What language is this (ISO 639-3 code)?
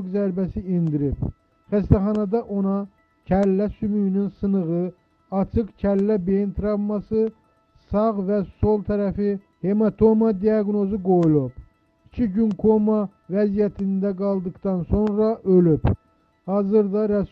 tur